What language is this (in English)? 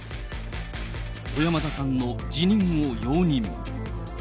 Japanese